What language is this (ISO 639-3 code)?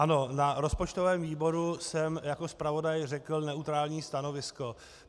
ces